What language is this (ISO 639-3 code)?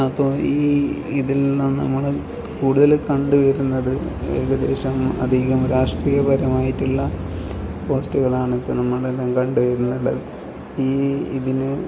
mal